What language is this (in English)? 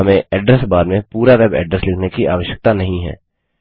Hindi